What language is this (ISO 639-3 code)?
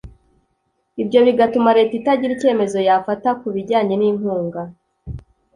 kin